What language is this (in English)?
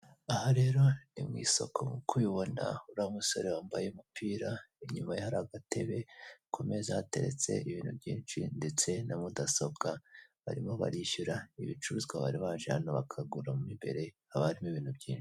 Kinyarwanda